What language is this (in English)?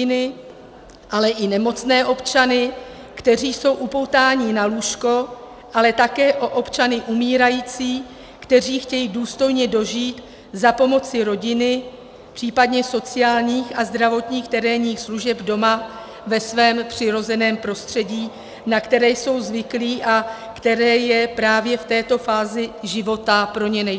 Czech